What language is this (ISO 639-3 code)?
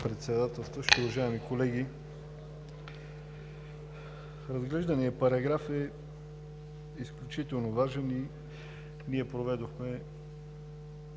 bul